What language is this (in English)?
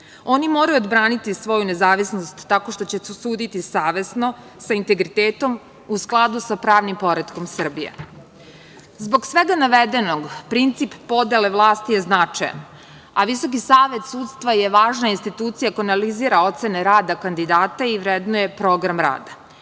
Serbian